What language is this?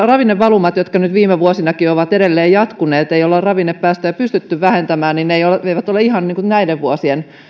Finnish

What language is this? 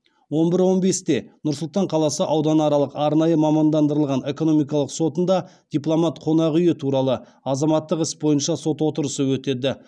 Kazakh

